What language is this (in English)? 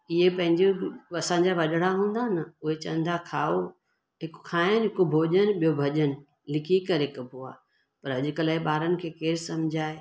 Sindhi